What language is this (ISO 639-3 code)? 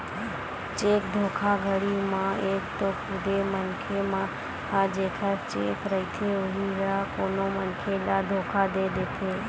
hne